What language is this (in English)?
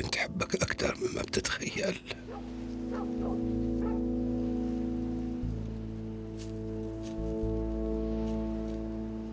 Arabic